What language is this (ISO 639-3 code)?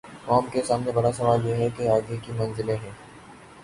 urd